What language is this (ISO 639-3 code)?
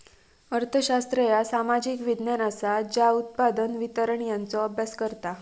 mar